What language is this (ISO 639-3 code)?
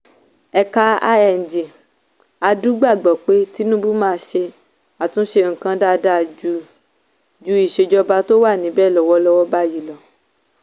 yor